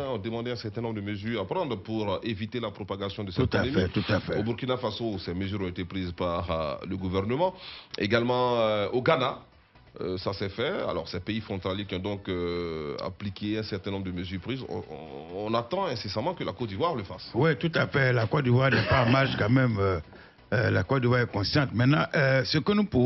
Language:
French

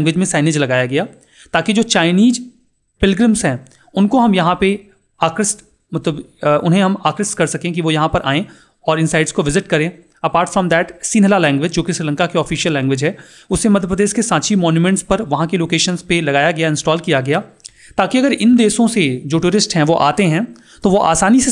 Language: Hindi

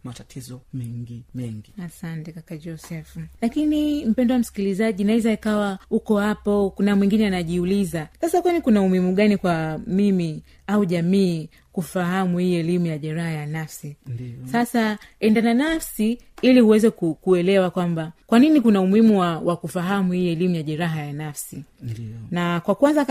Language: Swahili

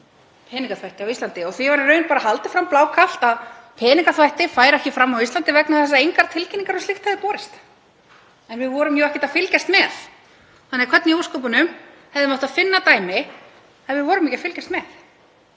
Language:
Icelandic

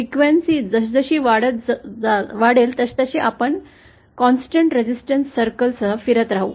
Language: Marathi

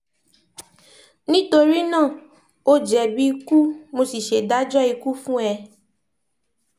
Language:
Yoruba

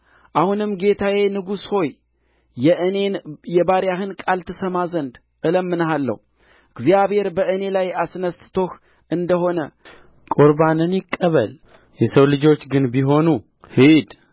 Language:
Amharic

